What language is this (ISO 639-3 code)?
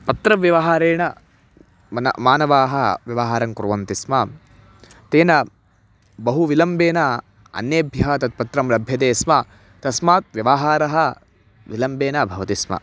san